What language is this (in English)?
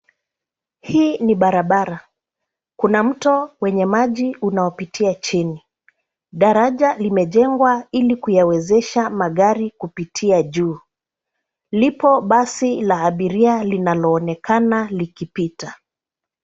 Swahili